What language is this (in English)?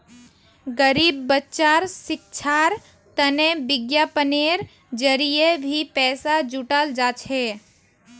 Magahi